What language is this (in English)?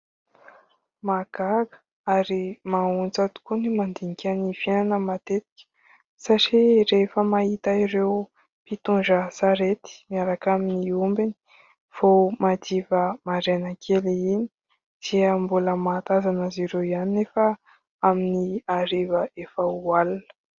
Malagasy